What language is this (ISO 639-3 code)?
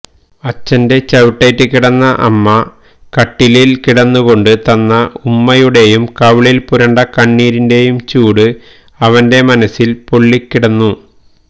mal